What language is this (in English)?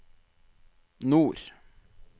Norwegian